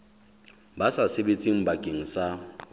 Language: Southern Sotho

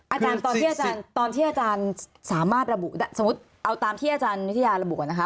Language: Thai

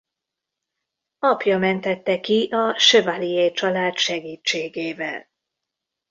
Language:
Hungarian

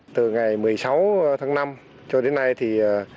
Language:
Vietnamese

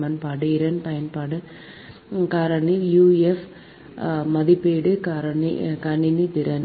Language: Tamil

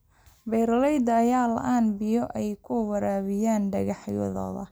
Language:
Somali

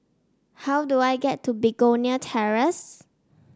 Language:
English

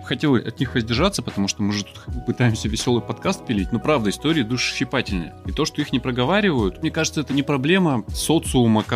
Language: Russian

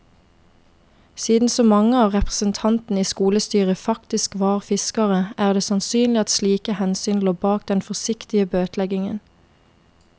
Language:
Norwegian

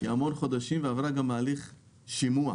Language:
Hebrew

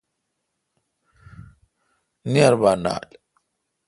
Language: Kalkoti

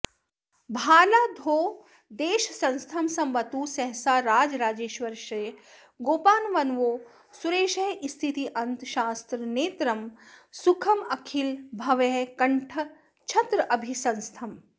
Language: Sanskrit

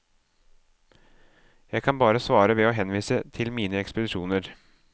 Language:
Norwegian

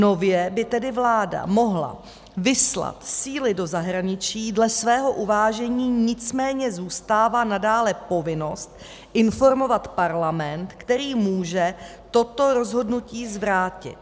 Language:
Czech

